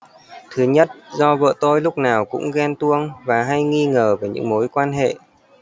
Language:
Vietnamese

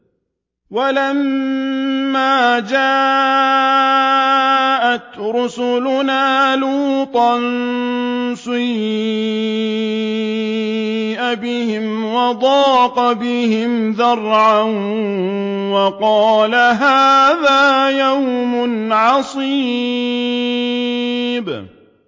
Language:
Arabic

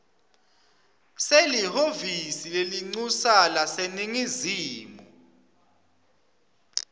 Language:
Swati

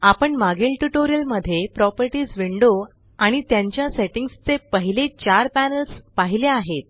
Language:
Marathi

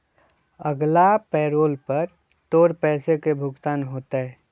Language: Magahi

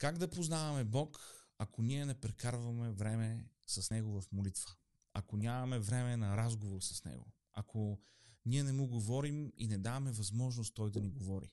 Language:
Bulgarian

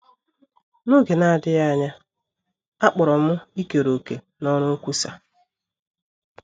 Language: Igbo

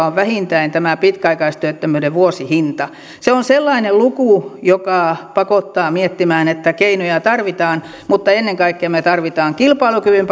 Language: Finnish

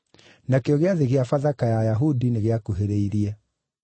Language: Kikuyu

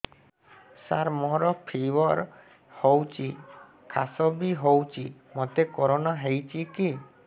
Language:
Odia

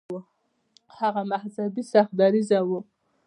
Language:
Pashto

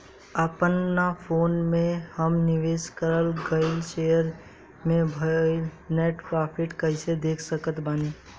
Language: Bhojpuri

